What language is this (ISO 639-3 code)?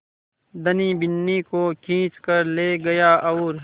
hin